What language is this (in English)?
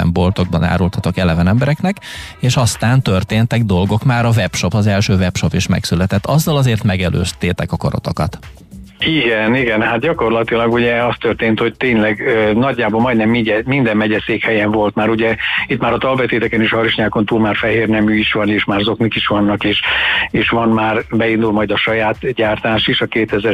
Hungarian